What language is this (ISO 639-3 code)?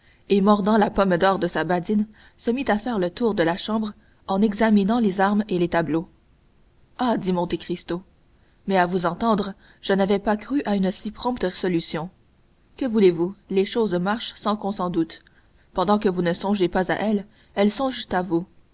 fra